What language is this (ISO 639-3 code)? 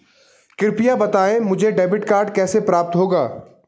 hin